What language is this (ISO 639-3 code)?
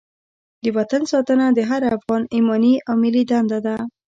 pus